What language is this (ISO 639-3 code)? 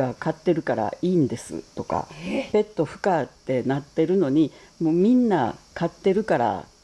jpn